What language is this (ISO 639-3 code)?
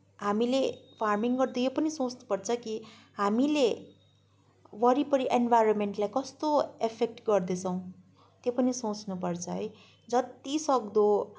nep